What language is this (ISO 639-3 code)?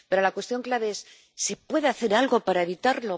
spa